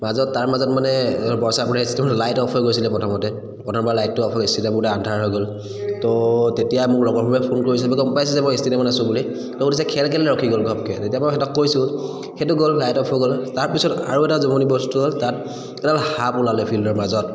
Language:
Assamese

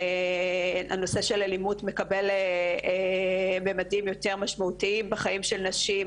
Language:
Hebrew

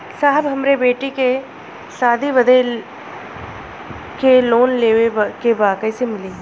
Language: Bhojpuri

